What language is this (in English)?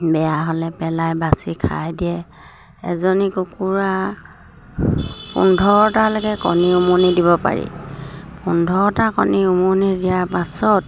Assamese